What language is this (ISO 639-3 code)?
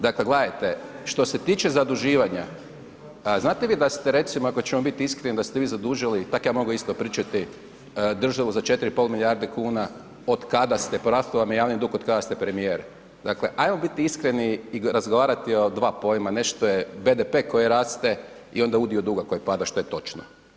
hrv